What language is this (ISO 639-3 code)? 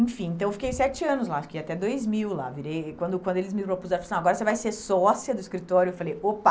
por